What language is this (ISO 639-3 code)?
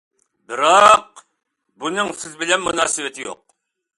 uig